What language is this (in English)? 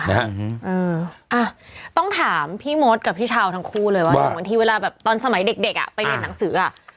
Thai